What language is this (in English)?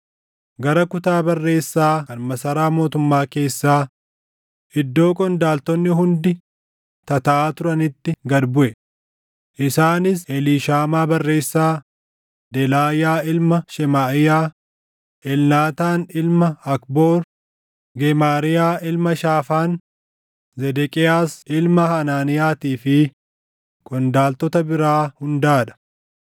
Oromo